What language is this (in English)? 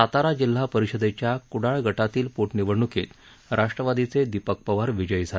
Marathi